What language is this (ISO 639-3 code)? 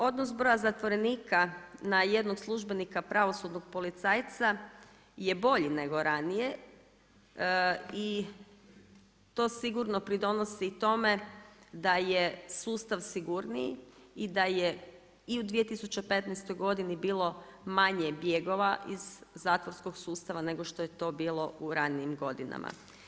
hrv